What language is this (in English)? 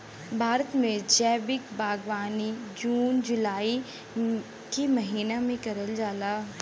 Bhojpuri